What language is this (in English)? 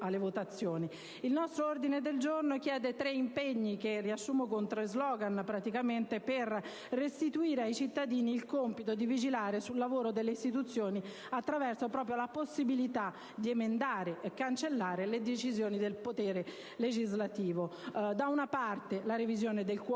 Italian